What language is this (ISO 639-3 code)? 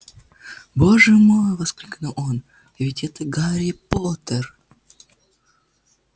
rus